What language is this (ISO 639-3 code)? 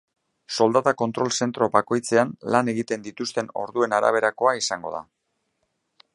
eus